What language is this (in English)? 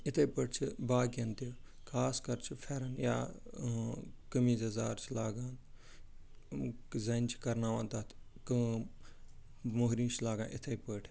Kashmiri